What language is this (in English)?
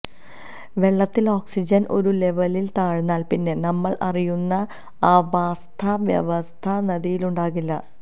Malayalam